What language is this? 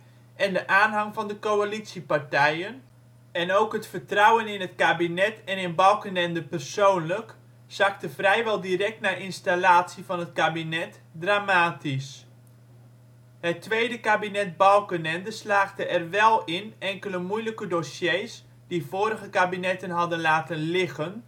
Dutch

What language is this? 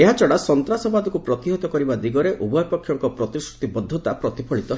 Odia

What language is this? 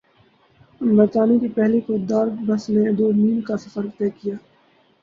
Urdu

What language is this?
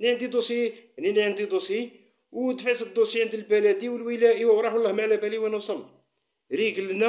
Arabic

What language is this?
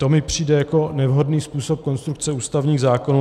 Czech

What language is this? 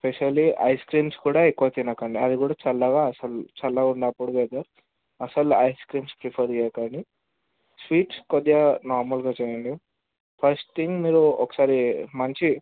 Telugu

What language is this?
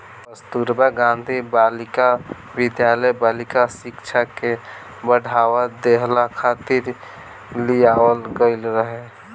Bhojpuri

